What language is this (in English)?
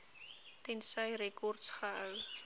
Afrikaans